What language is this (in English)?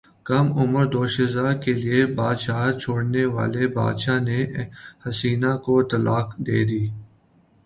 Urdu